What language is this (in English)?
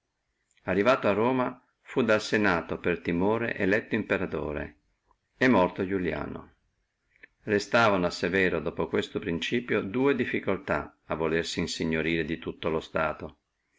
Italian